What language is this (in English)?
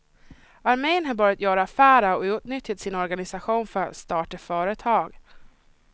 Swedish